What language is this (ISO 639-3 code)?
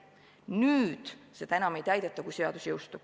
est